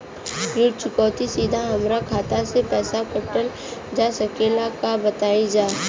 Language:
Bhojpuri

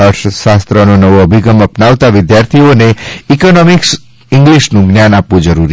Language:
Gujarati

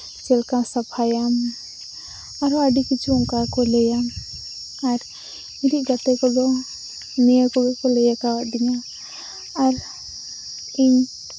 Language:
Santali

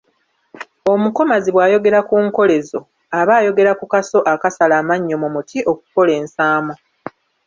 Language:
Ganda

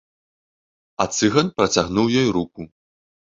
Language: Belarusian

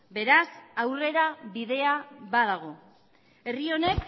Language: Basque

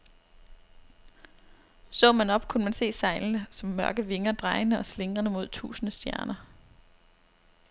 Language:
Danish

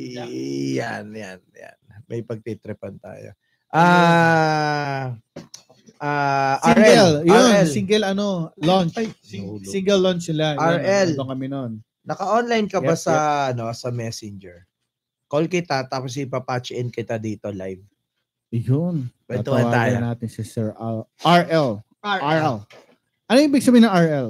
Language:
Filipino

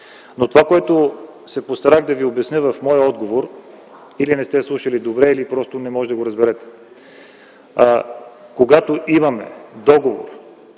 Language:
Bulgarian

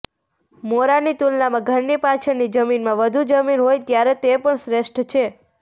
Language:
Gujarati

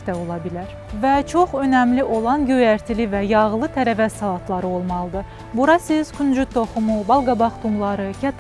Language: Turkish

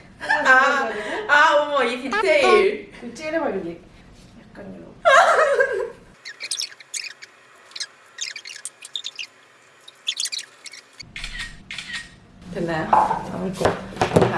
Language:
Korean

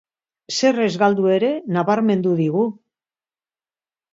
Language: Basque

